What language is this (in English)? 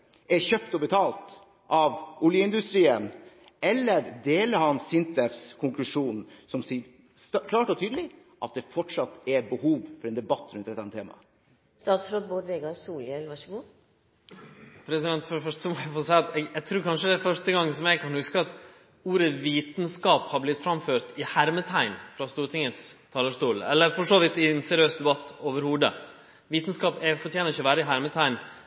Norwegian